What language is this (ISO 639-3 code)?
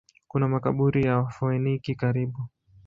swa